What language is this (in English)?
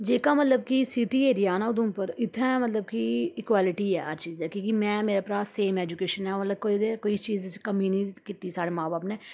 Dogri